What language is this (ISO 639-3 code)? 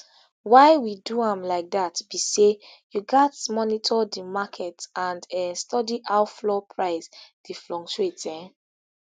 pcm